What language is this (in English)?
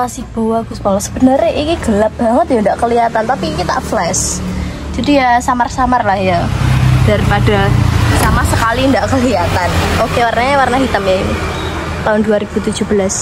Indonesian